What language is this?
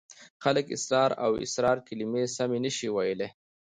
Pashto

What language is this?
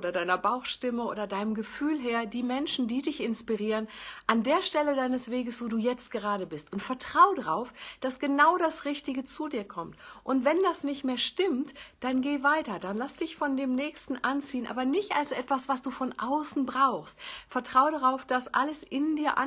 German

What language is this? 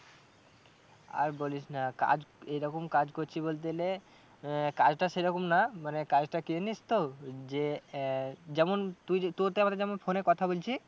Bangla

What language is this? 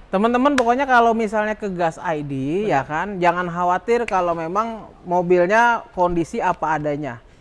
Indonesian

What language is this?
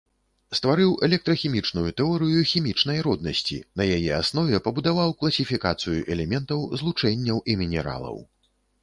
Belarusian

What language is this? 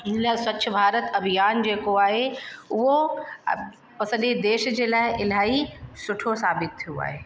Sindhi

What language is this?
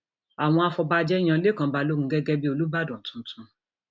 Yoruba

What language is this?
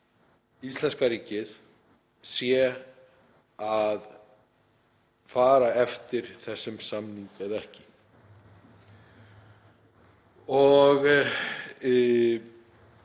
Icelandic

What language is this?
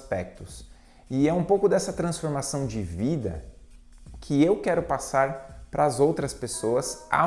Portuguese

